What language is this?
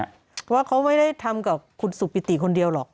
Thai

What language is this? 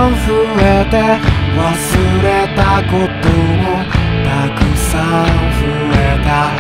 Thai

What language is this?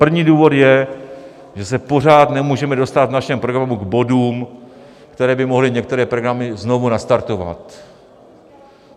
Czech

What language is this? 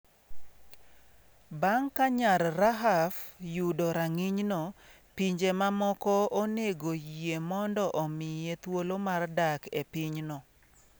Luo (Kenya and Tanzania)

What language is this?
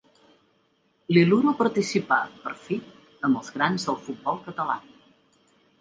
Catalan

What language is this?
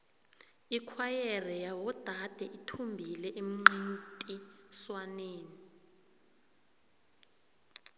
South Ndebele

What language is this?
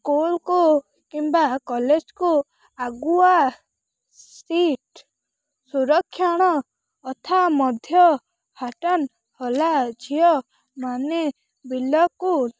Odia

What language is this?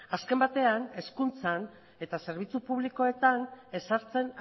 Basque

